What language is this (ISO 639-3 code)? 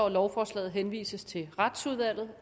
dan